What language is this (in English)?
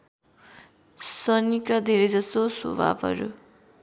Nepali